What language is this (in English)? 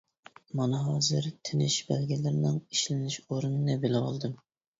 Uyghur